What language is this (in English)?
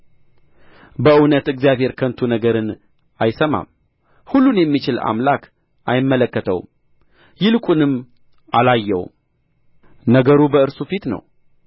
Amharic